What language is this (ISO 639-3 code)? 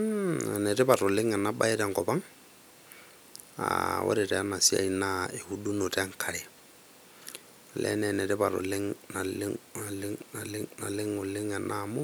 mas